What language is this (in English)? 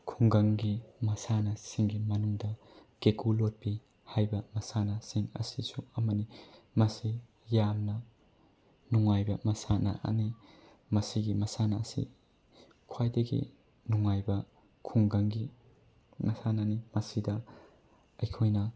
Manipuri